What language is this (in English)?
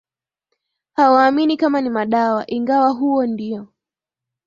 Swahili